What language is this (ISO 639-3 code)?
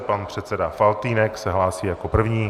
ces